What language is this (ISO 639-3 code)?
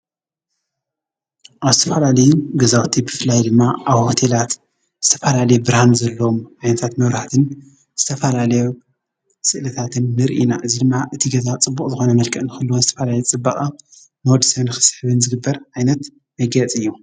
tir